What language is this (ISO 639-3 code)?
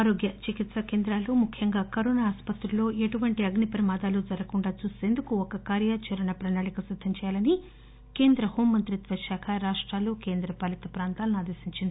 tel